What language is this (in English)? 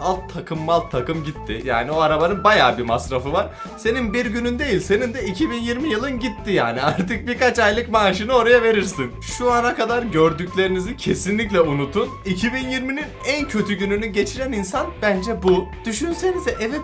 Turkish